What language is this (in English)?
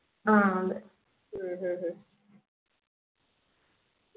Malayalam